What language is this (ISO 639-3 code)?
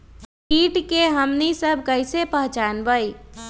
mag